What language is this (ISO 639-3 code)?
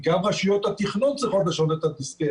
heb